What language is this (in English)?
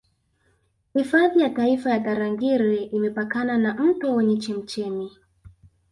Swahili